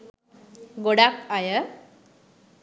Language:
Sinhala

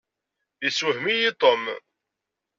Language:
Kabyle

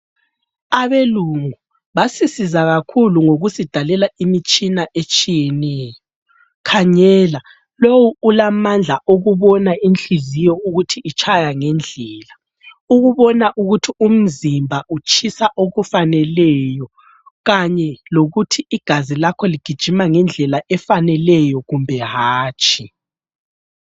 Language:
North Ndebele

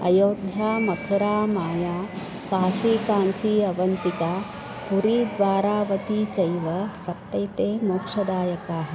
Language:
Sanskrit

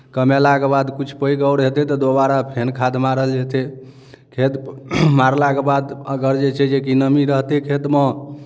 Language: Maithili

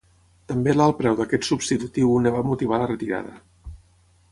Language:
Catalan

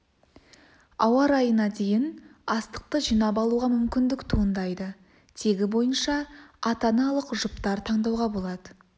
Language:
Kazakh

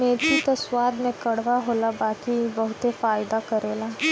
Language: Bhojpuri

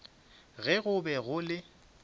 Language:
Northern Sotho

